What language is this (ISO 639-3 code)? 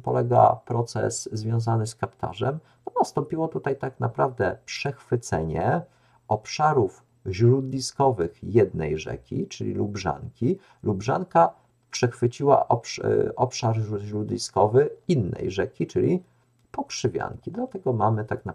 pol